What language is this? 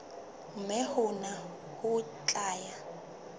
Southern Sotho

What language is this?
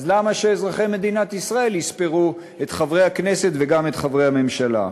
Hebrew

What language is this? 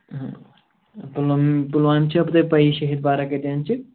Kashmiri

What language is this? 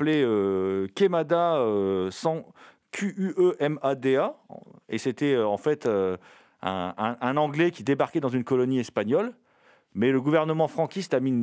French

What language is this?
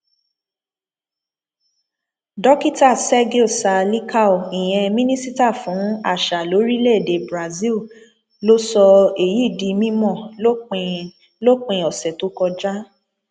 Yoruba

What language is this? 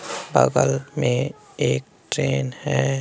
Hindi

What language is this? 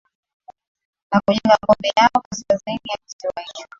Swahili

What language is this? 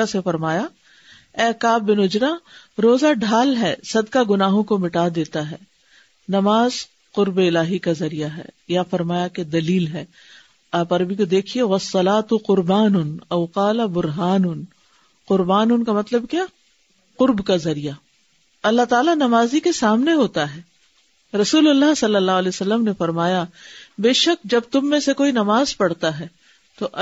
Urdu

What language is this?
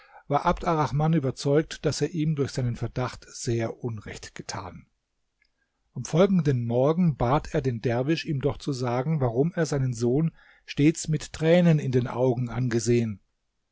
German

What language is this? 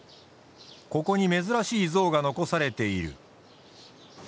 Japanese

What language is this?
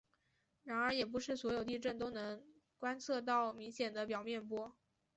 Chinese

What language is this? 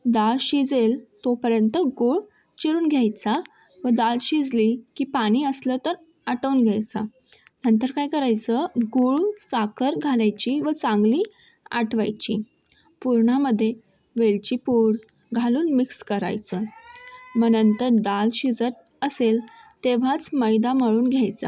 Marathi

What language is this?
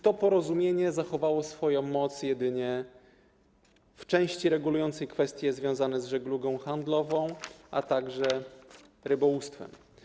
Polish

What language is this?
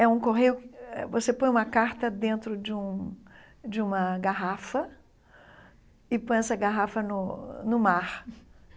Portuguese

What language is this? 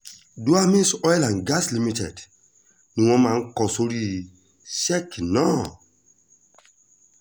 Yoruba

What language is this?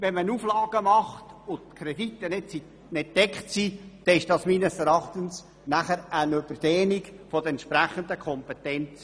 Swiss German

